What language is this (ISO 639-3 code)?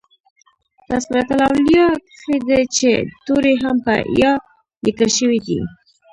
pus